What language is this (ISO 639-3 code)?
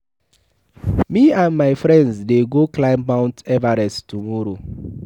pcm